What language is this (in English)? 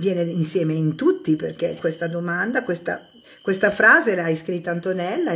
Italian